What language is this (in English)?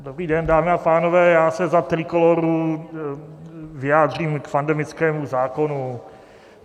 Czech